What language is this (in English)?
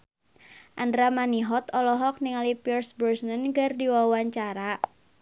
Sundanese